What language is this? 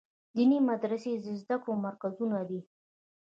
Pashto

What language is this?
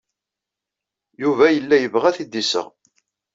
Kabyle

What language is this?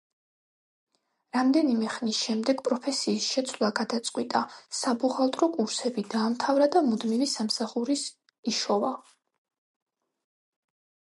Georgian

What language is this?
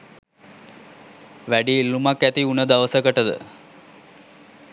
Sinhala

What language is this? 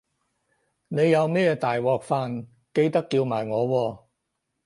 Cantonese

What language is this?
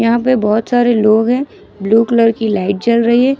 Hindi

